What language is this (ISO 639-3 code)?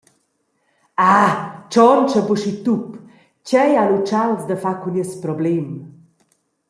roh